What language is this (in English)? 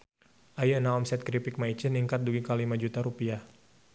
Sundanese